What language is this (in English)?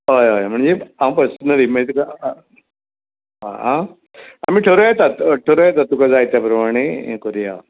Konkani